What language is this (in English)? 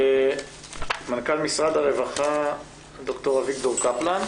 Hebrew